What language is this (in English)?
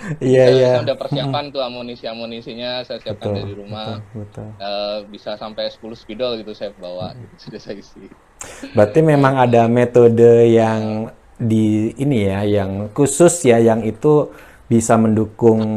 Indonesian